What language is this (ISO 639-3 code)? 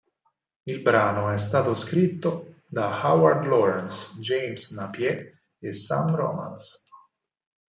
ita